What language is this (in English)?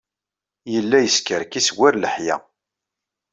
Kabyle